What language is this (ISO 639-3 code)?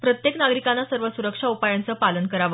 mar